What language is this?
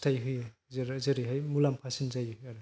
Bodo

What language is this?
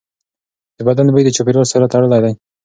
Pashto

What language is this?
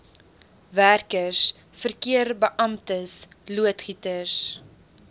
Afrikaans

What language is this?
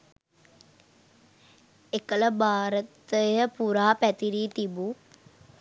Sinhala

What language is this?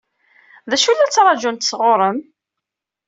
Kabyle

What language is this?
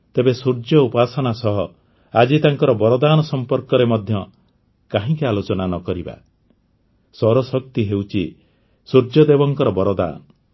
Odia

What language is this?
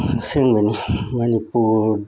Manipuri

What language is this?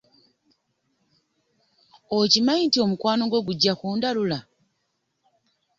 Ganda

